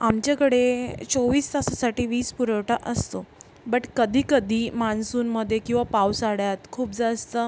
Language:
Marathi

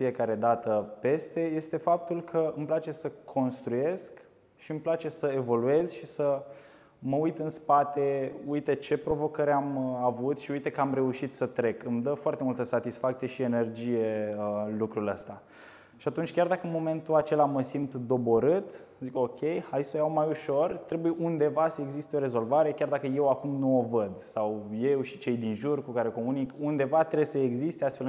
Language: Romanian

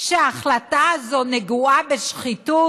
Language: Hebrew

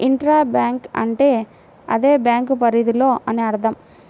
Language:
Telugu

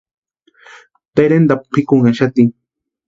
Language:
Western Highland Purepecha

